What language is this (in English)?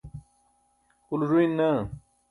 Burushaski